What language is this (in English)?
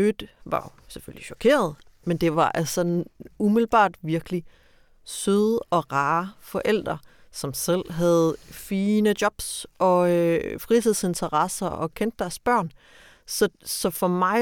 Danish